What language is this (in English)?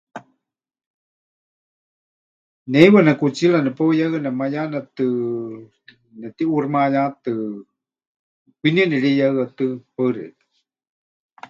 Huichol